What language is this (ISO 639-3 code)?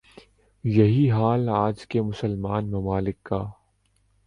urd